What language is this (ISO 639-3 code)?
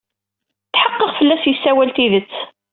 kab